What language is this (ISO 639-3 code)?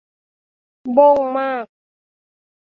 tha